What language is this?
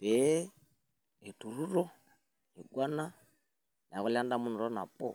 Masai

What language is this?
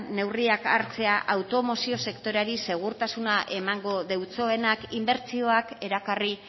Basque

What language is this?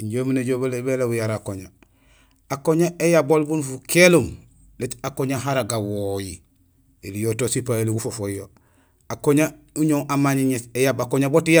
Gusilay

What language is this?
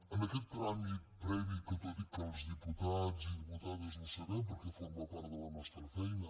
Catalan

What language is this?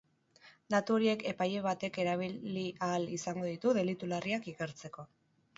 Basque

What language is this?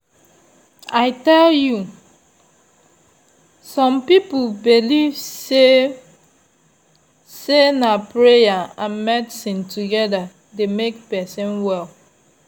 Nigerian Pidgin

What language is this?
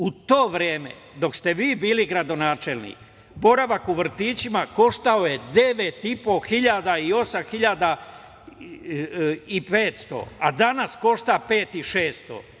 Serbian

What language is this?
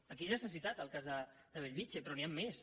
Catalan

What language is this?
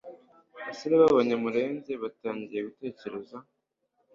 Kinyarwanda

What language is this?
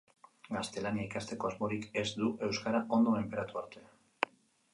Basque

